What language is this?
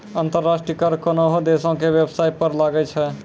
Maithili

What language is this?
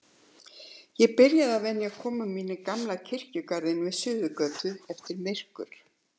Icelandic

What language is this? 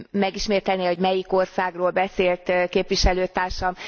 Hungarian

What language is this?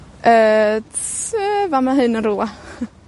Welsh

